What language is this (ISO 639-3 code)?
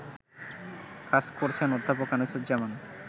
ben